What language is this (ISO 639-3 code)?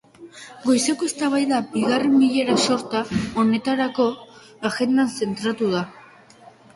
eus